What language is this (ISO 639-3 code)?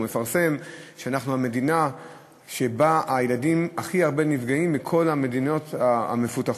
heb